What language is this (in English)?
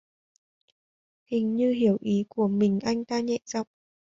Vietnamese